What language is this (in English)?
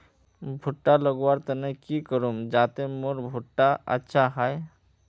Magahi